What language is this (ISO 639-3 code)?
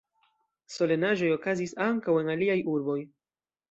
epo